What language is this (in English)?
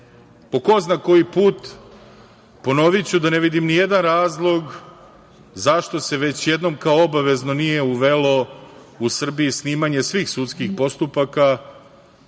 Serbian